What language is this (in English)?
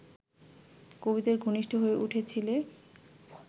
Bangla